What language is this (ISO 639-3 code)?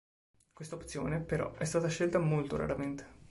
ita